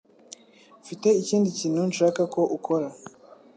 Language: Kinyarwanda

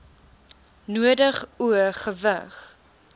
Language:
Afrikaans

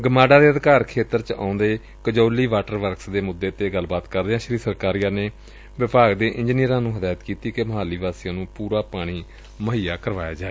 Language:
Punjabi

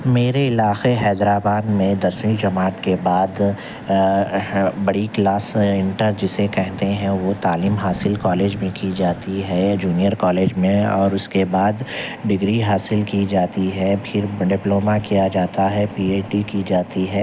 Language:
Urdu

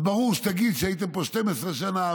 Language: Hebrew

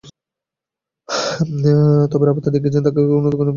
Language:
Bangla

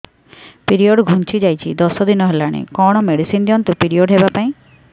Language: Odia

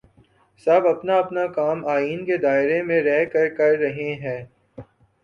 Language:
Urdu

